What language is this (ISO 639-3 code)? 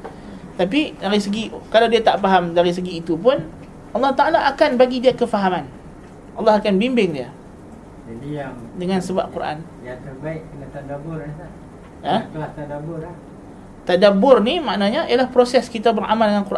msa